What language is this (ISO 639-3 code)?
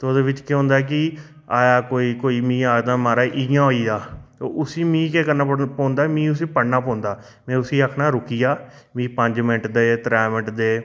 doi